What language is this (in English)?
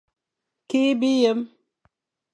Fang